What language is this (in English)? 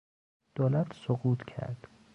Persian